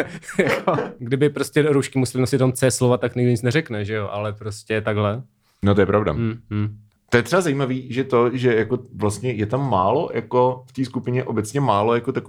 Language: Czech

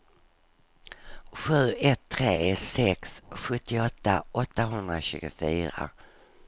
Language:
Swedish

